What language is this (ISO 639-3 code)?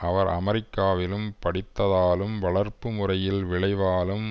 tam